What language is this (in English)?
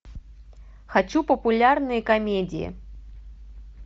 Russian